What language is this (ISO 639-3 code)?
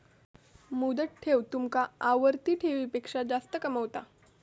mar